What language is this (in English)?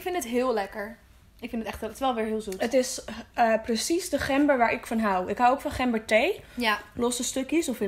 Dutch